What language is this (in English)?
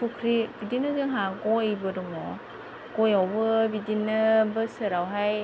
Bodo